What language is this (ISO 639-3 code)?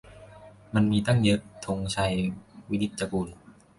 tha